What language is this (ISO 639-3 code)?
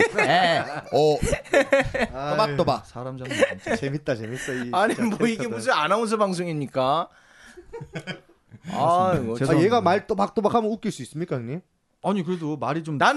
kor